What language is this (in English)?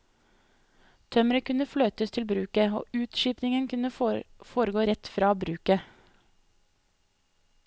Norwegian